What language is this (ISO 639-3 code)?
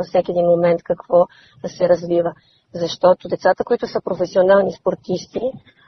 bul